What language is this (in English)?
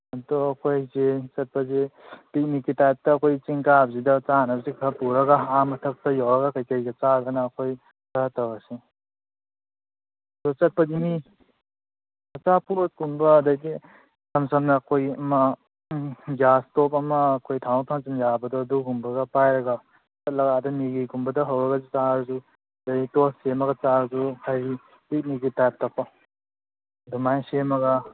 Manipuri